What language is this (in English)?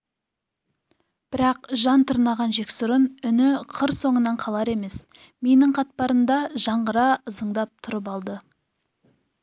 Kazakh